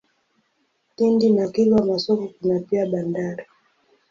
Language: Swahili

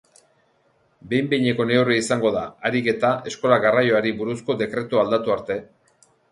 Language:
Basque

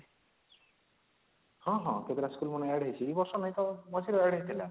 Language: Odia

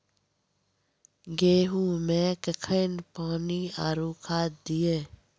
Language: Maithili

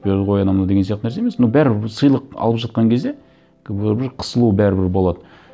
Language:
Kazakh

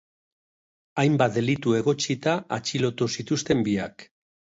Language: Basque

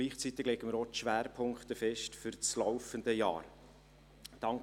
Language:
Swiss German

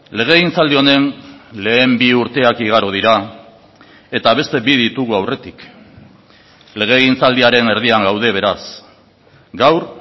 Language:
Basque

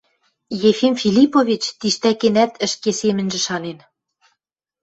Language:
Western Mari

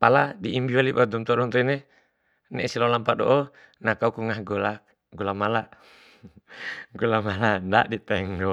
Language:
Bima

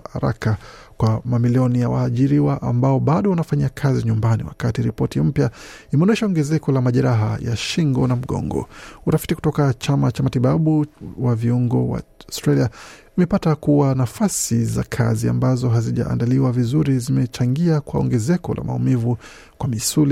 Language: Swahili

